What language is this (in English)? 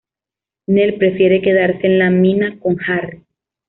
Spanish